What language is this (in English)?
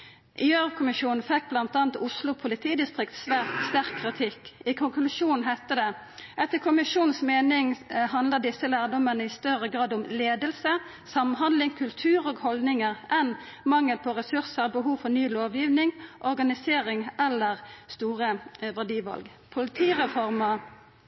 Norwegian Nynorsk